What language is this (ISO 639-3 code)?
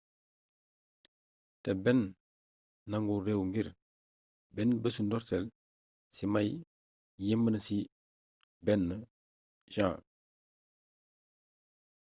wol